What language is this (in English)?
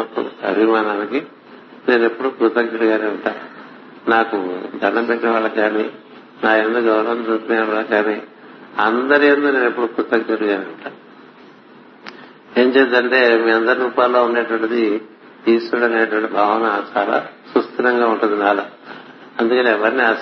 Telugu